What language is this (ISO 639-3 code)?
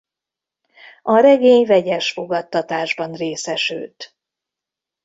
hun